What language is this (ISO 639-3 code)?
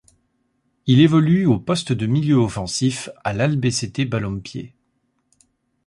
fra